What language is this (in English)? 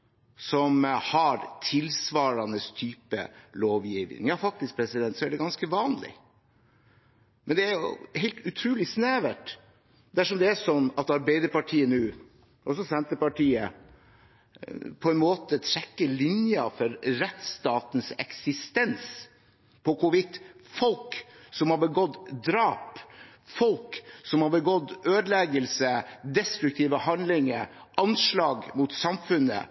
Norwegian Bokmål